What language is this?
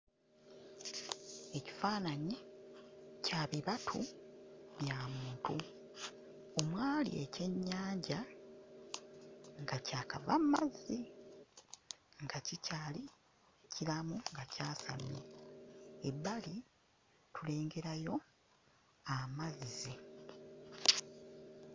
Ganda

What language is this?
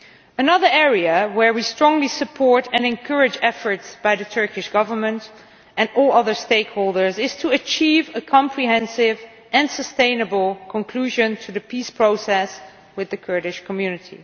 English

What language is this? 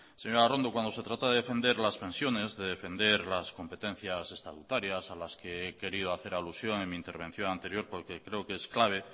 Spanish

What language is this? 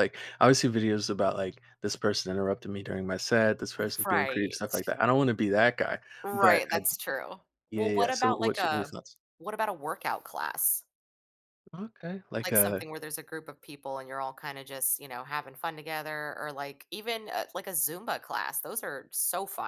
English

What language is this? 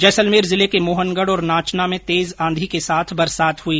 Hindi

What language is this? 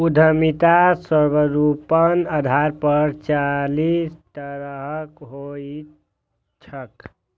Maithili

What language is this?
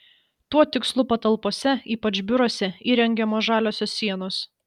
Lithuanian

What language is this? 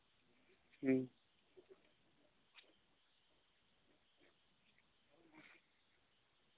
Santali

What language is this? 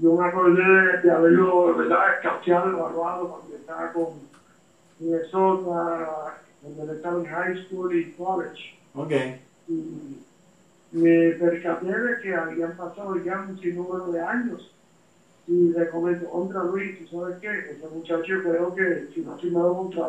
Spanish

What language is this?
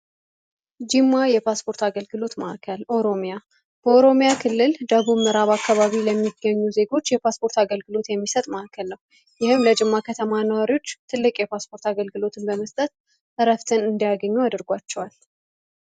Amharic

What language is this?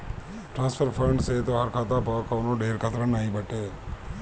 Bhojpuri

